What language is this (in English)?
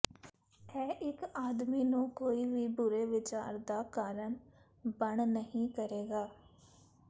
Punjabi